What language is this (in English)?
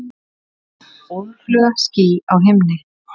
Icelandic